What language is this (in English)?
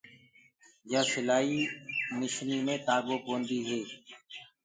Gurgula